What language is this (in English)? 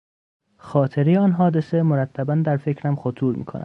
Persian